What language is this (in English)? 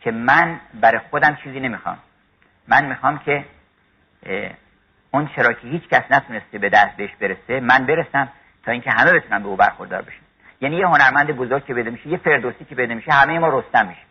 Persian